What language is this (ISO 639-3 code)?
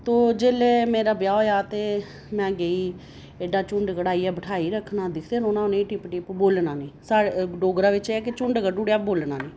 doi